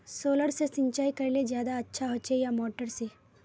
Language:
Magahi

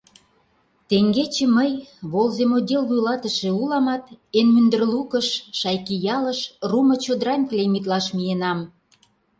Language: Mari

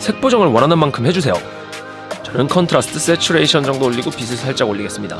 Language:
Korean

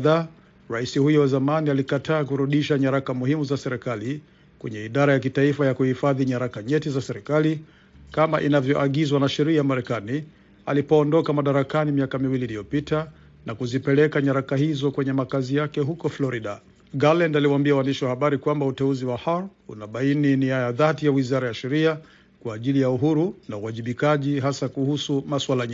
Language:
Swahili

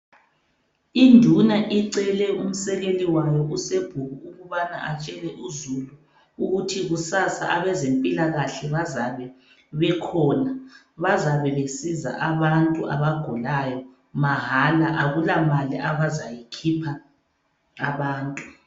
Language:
North Ndebele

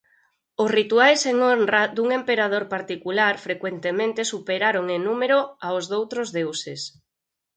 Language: Galician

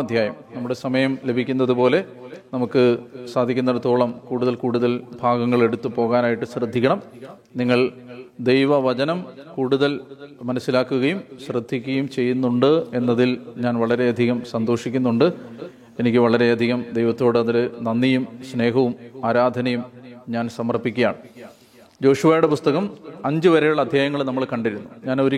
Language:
Malayalam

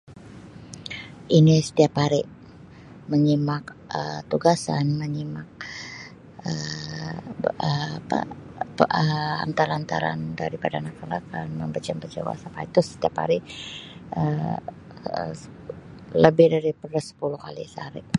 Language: Sabah Malay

